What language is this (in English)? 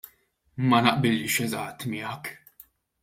Maltese